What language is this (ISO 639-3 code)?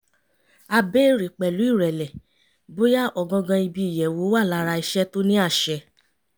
yor